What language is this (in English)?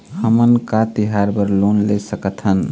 Chhattisgarhi